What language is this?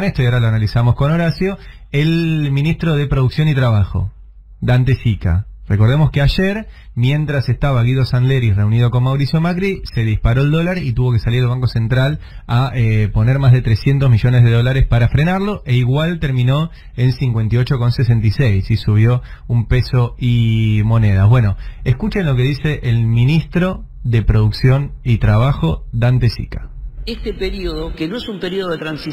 Spanish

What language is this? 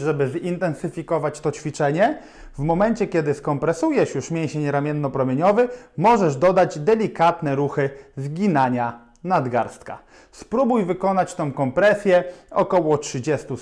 Polish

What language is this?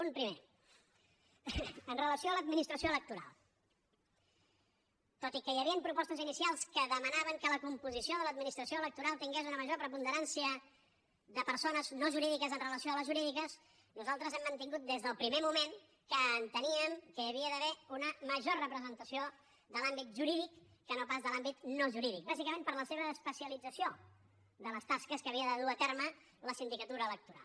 Catalan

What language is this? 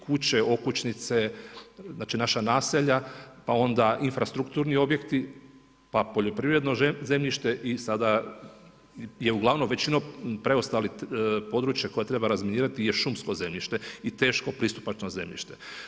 Croatian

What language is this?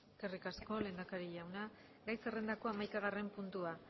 Basque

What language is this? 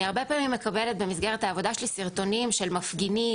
Hebrew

